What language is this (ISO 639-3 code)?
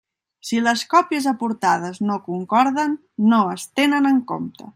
cat